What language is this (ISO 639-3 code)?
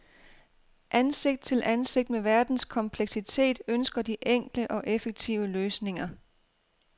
dan